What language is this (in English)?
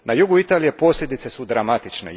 Croatian